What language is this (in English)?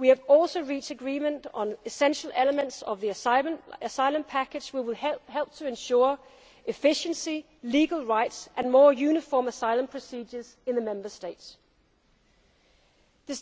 English